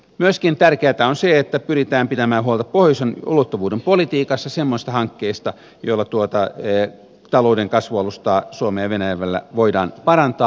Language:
Finnish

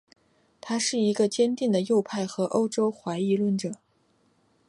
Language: Chinese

